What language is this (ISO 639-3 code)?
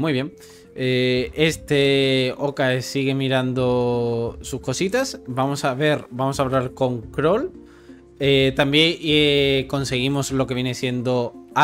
spa